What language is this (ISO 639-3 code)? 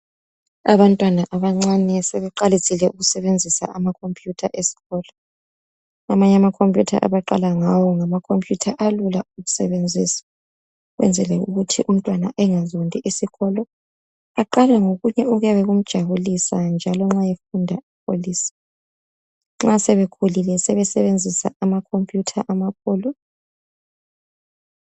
nde